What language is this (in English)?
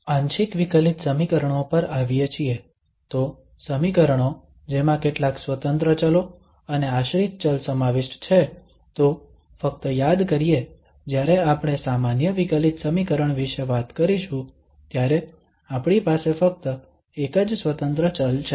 Gujarati